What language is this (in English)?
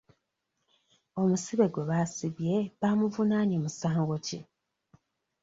Ganda